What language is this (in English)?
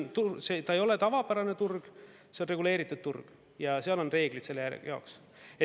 Estonian